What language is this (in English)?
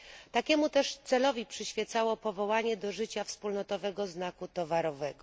Polish